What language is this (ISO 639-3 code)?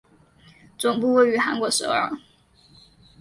zho